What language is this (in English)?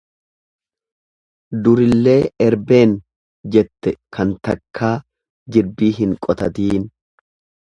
Oromo